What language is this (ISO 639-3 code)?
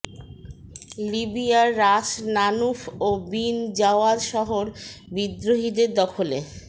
ben